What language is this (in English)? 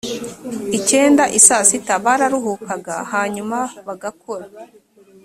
Kinyarwanda